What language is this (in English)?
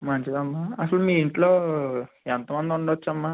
Telugu